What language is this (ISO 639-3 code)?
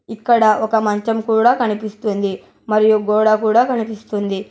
tel